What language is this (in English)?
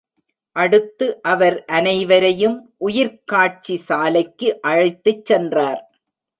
Tamil